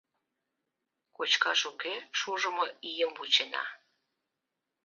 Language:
Mari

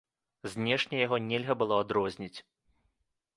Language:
Belarusian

